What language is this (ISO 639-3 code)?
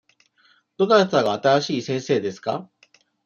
jpn